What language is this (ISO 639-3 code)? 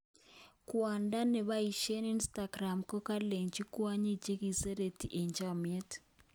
kln